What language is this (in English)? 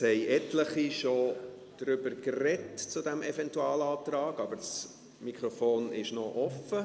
Swiss German